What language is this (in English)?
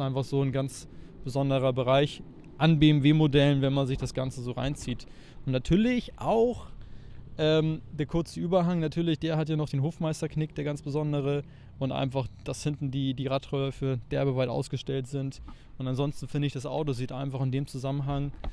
German